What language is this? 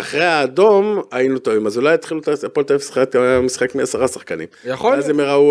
Hebrew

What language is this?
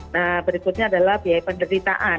Indonesian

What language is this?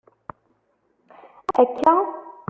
Kabyle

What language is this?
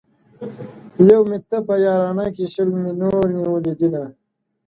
Pashto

